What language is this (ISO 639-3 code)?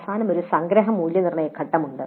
mal